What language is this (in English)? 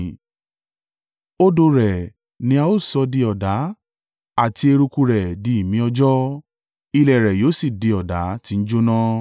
Yoruba